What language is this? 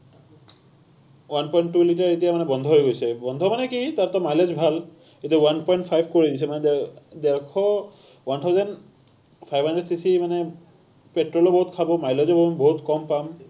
Assamese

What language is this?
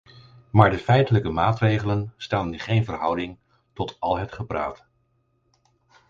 Dutch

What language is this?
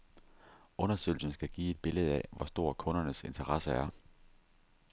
Danish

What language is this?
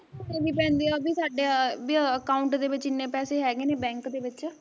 Punjabi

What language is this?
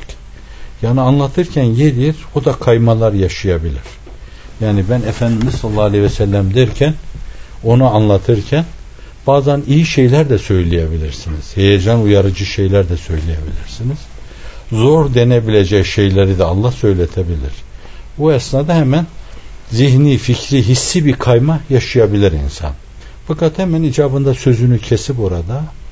Turkish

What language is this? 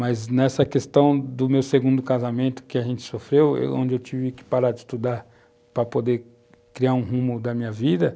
Portuguese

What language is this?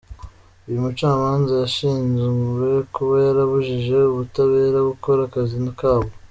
Kinyarwanda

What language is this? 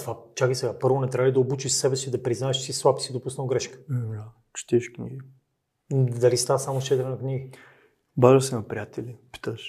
Bulgarian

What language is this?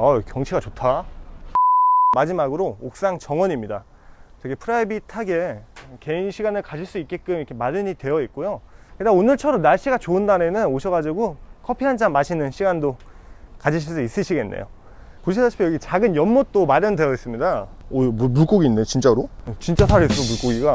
Korean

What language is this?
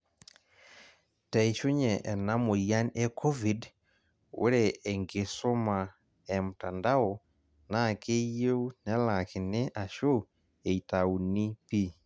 Masai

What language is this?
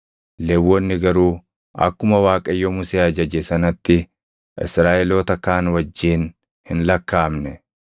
Oromo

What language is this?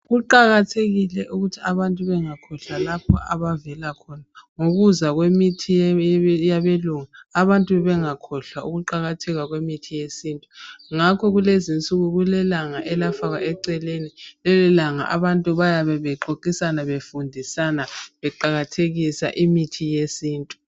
North Ndebele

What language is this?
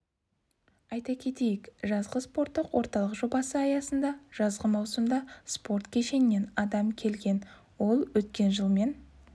Kazakh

